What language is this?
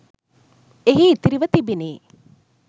Sinhala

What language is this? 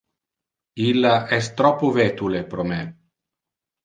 Interlingua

